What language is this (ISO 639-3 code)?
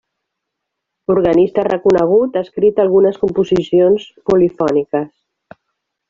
cat